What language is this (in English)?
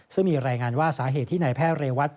Thai